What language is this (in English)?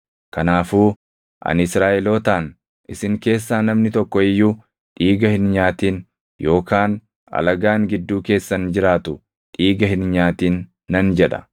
Oromo